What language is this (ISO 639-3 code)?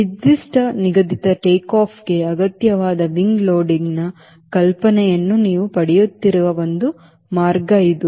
kan